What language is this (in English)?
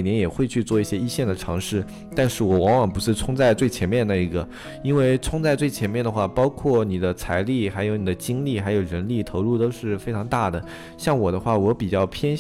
Chinese